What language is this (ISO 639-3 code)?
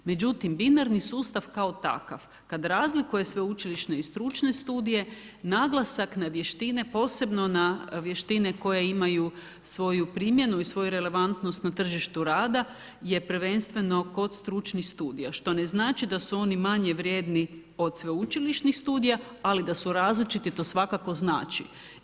hrv